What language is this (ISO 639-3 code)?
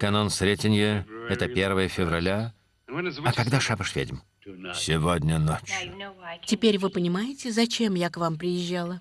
rus